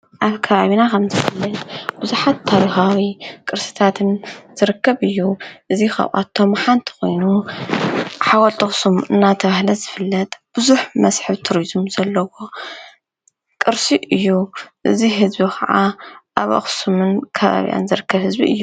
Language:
Tigrinya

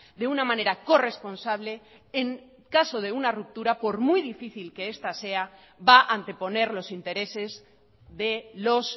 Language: Spanish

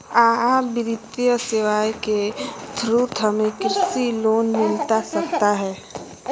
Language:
Magahi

